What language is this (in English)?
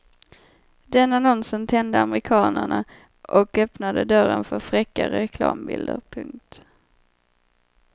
Swedish